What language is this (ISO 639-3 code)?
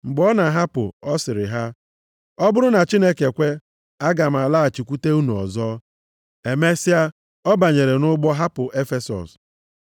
ibo